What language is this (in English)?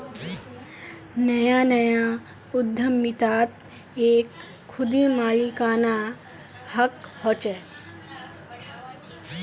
Magahi